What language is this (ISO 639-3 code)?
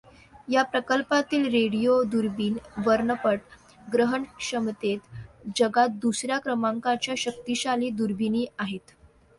mar